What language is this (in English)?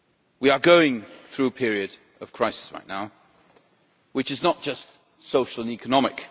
English